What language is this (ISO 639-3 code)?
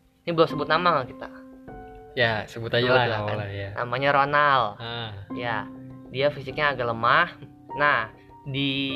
ind